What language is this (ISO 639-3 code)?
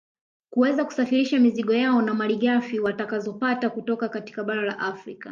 swa